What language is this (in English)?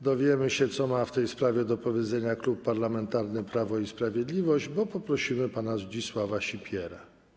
Polish